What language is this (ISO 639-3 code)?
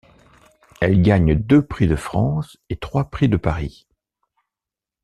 fra